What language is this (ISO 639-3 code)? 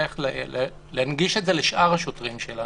heb